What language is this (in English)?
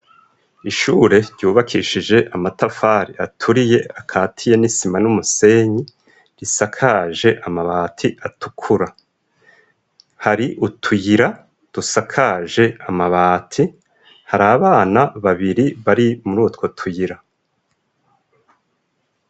Rundi